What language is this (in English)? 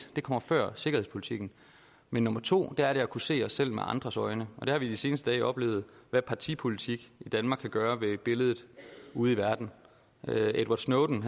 Danish